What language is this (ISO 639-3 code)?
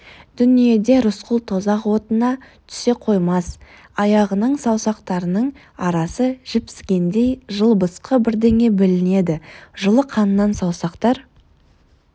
kaz